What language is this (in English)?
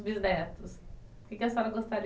Portuguese